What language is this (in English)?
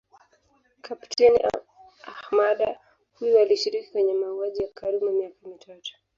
Swahili